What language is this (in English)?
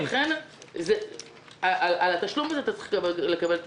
Hebrew